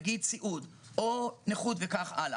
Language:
Hebrew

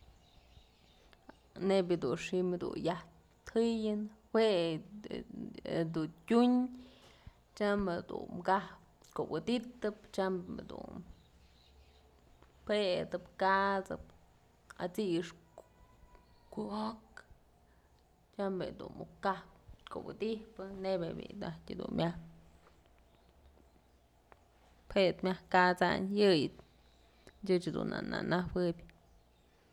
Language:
Mazatlán Mixe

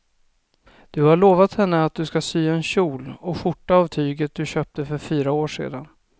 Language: Swedish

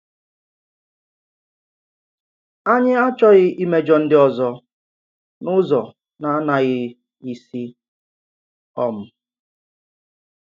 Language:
Igbo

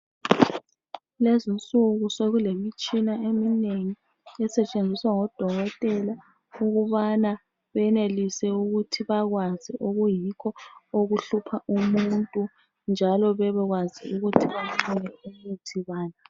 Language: North Ndebele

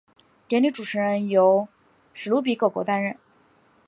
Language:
Chinese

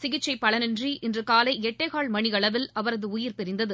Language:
Tamil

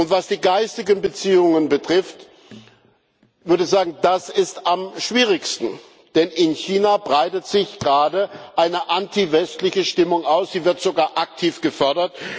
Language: German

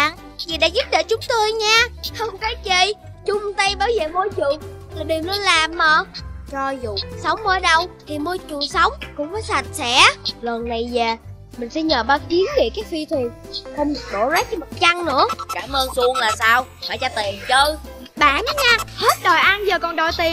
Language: Vietnamese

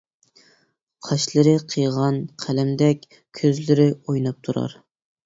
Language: Uyghur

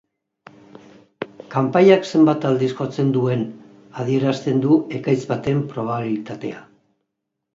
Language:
Basque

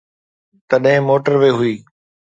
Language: Sindhi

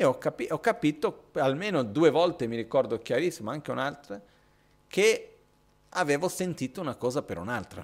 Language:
Italian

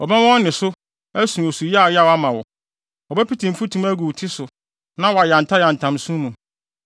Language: Akan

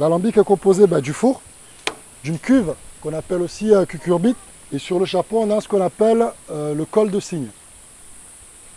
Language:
French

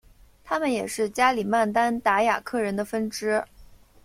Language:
Chinese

